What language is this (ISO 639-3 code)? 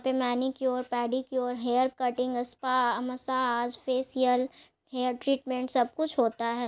mag